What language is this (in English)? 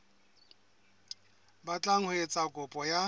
Southern Sotho